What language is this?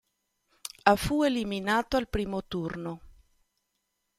Italian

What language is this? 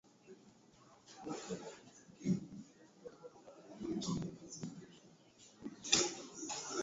Swahili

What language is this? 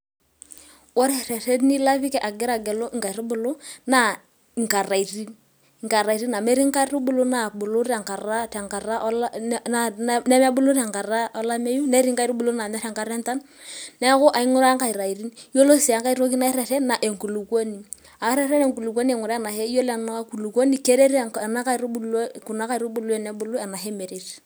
Masai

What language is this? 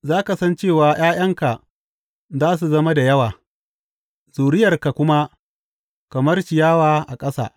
Hausa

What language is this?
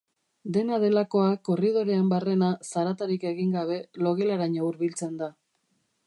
Basque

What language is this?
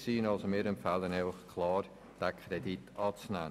Swiss German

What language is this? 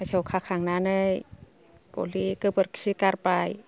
Bodo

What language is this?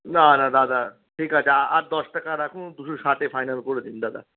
Bangla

